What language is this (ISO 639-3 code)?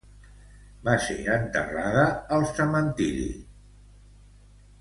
cat